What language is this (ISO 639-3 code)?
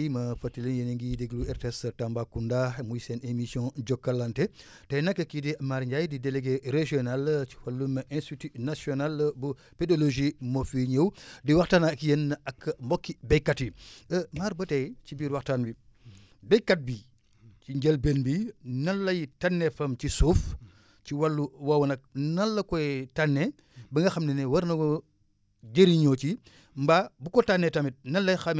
wol